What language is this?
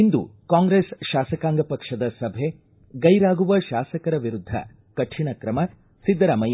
Kannada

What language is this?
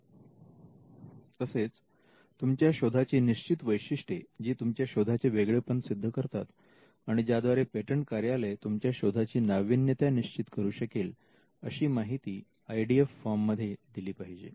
Marathi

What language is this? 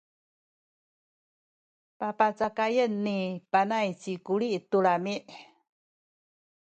Sakizaya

